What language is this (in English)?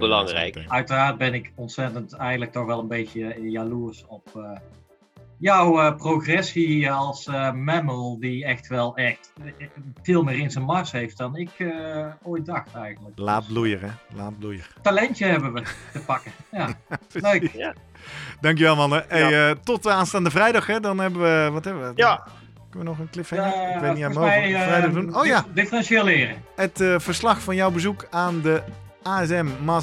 Dutch